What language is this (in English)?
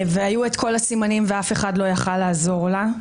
Hebrew